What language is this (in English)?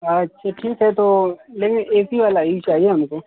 Hindi